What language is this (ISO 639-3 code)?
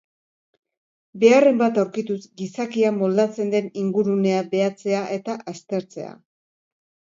eus